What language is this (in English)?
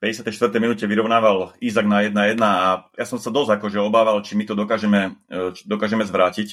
Slovak